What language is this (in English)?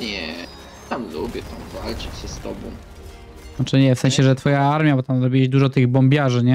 Polish